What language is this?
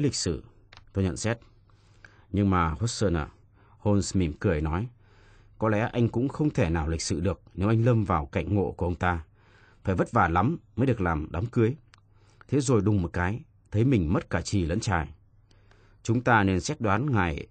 Vietnamese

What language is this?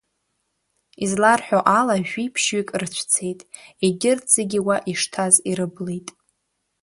Abkhazian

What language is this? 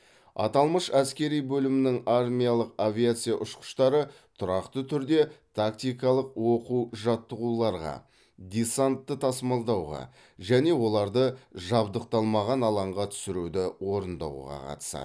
Kazakh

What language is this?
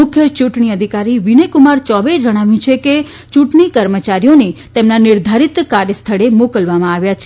Gujarati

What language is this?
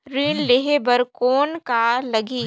Chhattisgarhi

